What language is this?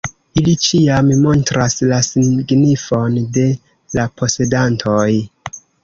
Esperanto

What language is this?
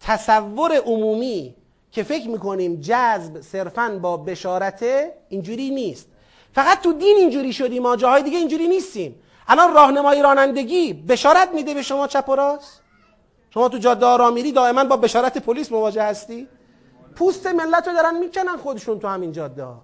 Persian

